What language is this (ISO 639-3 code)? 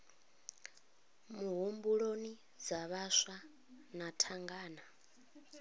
ven